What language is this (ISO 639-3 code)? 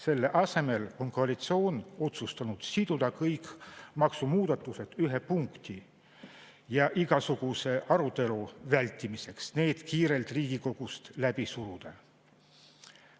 est